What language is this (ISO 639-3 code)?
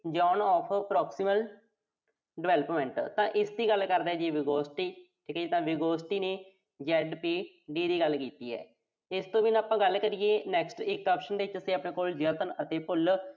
pan